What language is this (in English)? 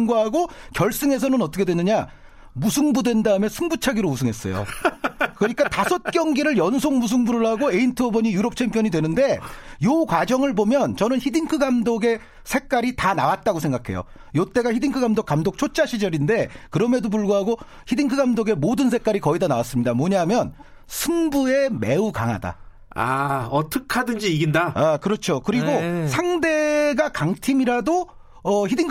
Korean